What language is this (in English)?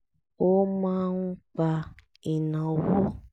Yoruba